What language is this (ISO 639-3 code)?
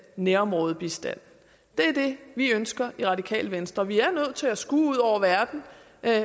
dan